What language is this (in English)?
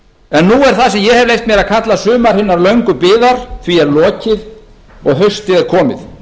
Icelandic